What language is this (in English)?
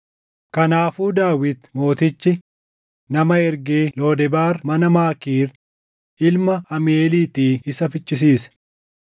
Oromo